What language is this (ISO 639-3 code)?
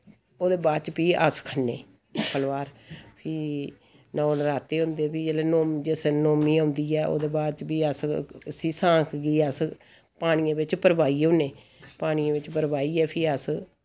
doi